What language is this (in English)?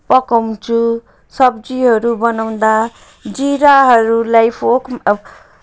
Nepali